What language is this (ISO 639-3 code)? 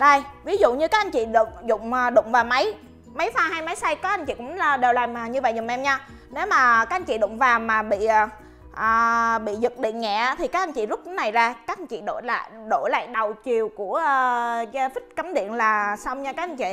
vie